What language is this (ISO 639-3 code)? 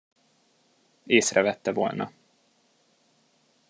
hun